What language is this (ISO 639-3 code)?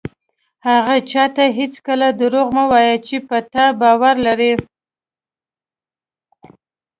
pus